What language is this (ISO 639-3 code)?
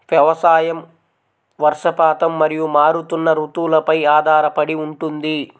tel